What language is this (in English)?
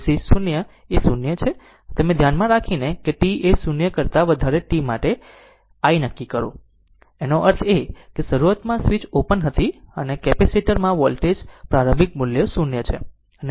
Gujarati